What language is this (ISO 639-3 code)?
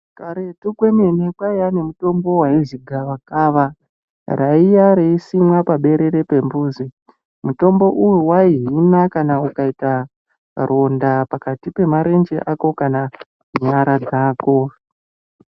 ndc